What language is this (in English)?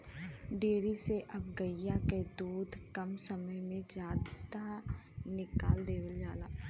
Bhojpuri